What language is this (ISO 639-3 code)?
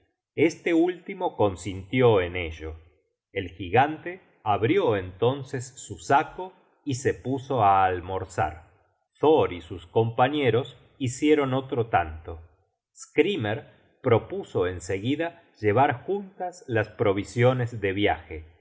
spa